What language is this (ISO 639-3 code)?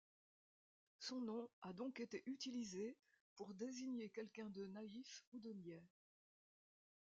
fra